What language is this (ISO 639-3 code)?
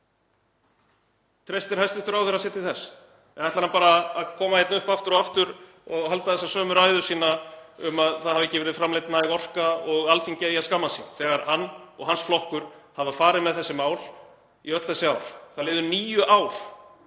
isl